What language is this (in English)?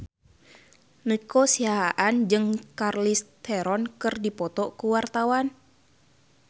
Sundanese